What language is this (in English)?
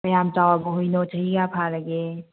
Manipuri